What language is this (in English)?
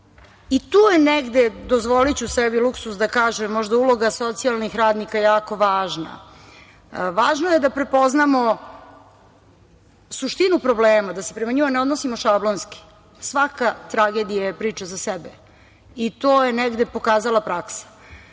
Serbian